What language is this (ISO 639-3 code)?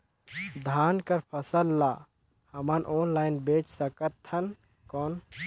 hne